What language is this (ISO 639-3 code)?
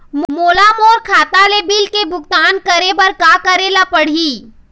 hne